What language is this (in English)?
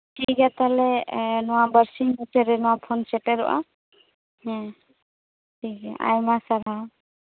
Santali